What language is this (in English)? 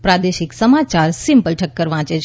Gujarati